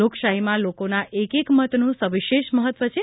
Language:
Gujarati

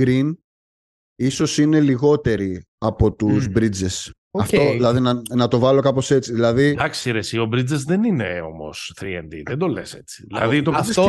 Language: Greek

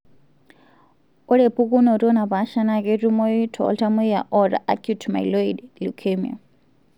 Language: Masai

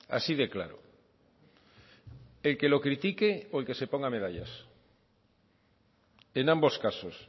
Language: Spanish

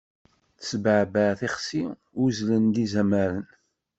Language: Kabyle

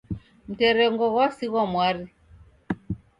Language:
Taita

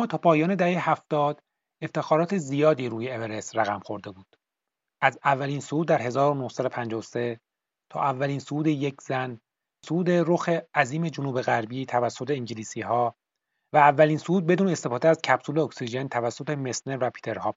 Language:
Persian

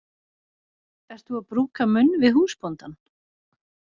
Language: Icelandic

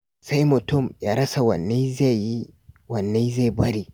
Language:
Hausa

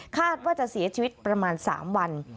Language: Thai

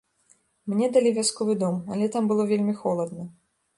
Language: Belarusian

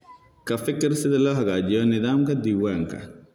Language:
Somali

